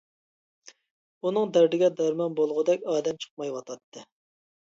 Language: Uyghur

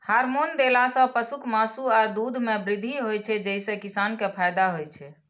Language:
Maithili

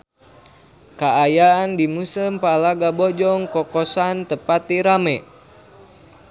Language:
Sundanese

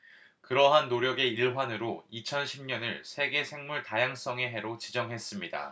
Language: Korean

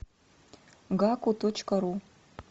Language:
Russian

